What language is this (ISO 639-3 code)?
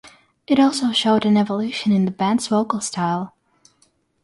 eng